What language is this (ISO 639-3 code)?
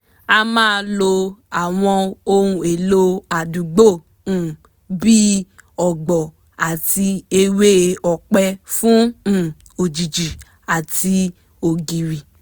yor